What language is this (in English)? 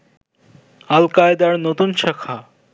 Bangla